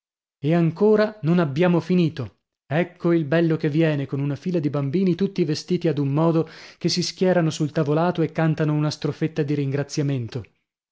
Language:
Italian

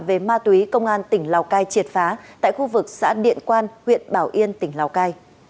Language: Vietnamese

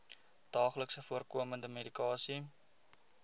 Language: Afrikaans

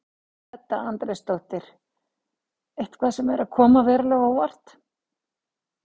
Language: Icelandic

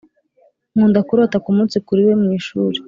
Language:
Kinyarwanda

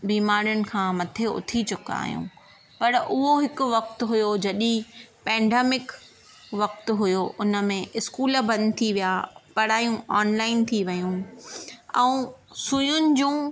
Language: Sindhi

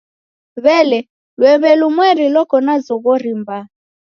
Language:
Taita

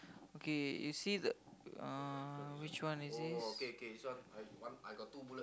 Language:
English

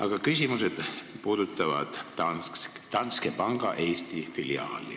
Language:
Estonian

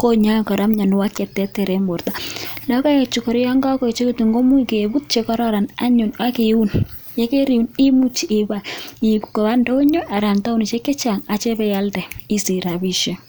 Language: Kalenjin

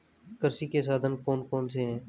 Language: Hindi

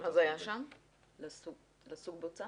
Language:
Hebrew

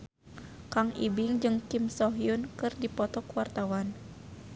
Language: Sundanese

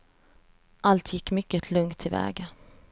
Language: Swedish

